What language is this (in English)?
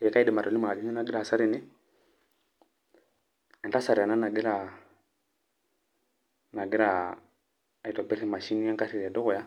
Masai